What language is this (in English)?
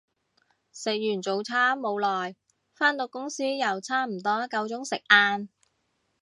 Cantonese